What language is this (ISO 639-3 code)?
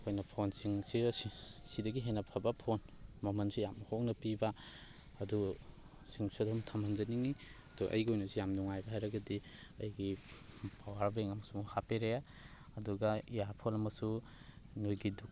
mni